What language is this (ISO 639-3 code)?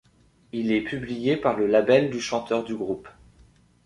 fra